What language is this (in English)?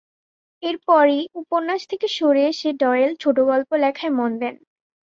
Bangla